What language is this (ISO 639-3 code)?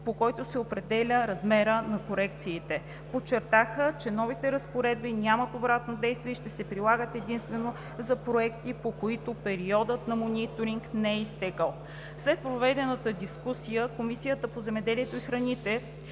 bul